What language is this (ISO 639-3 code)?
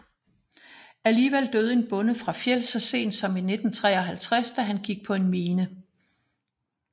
dan